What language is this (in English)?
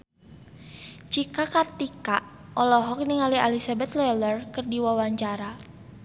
Sundanese